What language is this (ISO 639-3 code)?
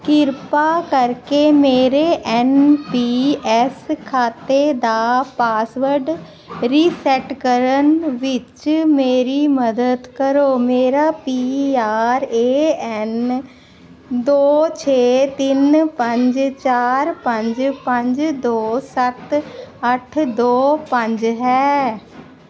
pan